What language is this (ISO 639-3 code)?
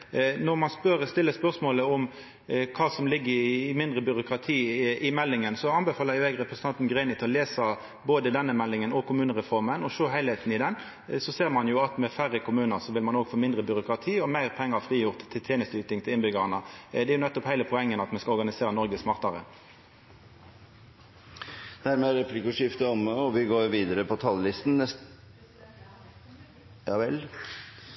nor